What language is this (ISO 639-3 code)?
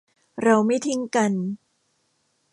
tha